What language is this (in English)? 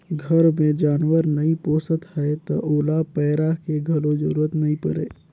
Chhattisgarhi